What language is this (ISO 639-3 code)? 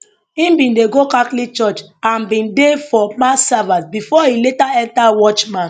pcm